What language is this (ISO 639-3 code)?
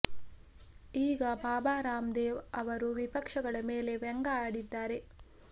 kan